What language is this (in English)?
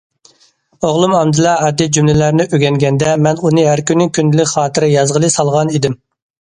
Uyghur